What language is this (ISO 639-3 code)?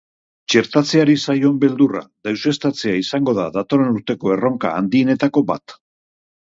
eus